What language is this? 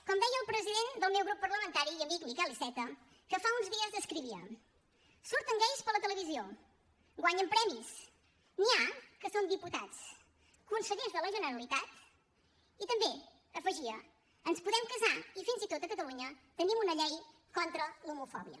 Catalan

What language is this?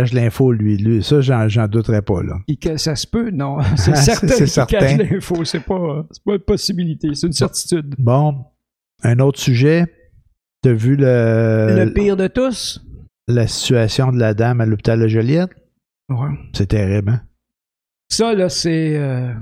French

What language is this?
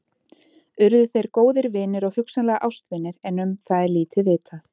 Icelandic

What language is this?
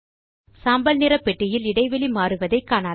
Tamil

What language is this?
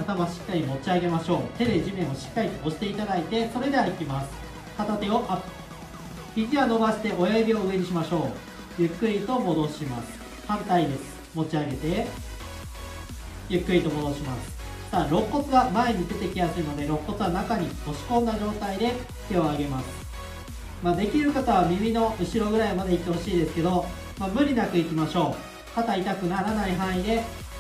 Japanese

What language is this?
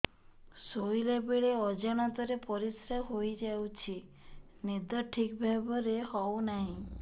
Odia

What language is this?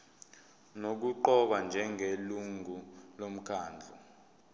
Zulu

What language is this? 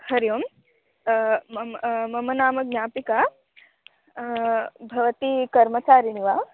Sanskrit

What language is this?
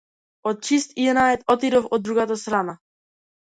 Macedonian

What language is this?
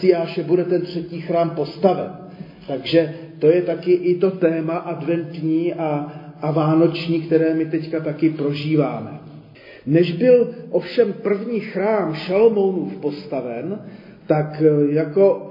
Czech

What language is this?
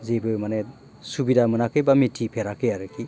Bodo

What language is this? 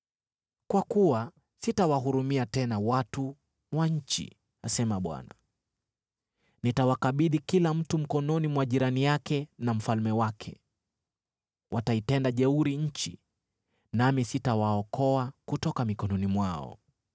Swahili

